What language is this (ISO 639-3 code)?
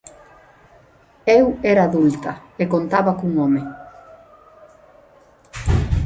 glg